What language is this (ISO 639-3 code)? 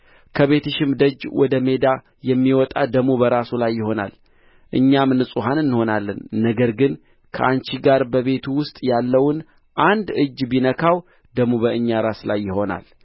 amh